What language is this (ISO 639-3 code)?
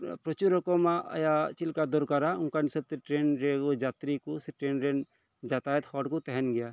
sat